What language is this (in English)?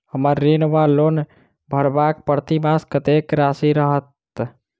Maithili